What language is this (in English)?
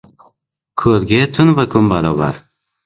Uzbek